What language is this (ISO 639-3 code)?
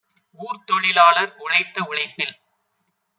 tam